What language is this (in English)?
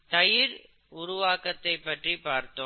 Tamil